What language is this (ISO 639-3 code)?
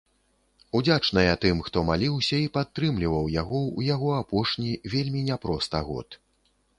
bel